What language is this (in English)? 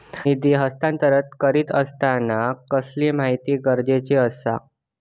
Marathi